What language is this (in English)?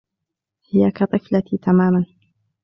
Arabic